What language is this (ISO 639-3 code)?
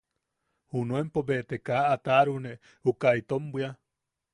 yaq